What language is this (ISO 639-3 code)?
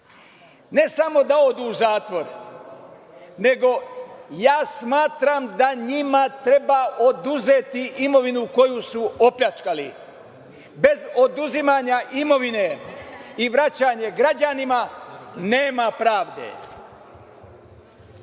srp